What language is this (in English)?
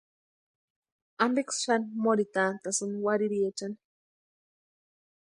Western Highland Purepecha